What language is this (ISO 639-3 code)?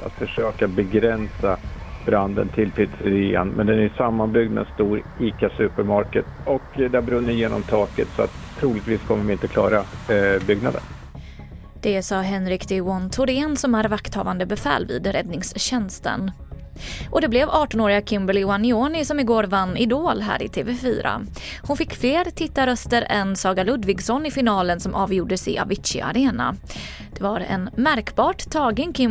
swe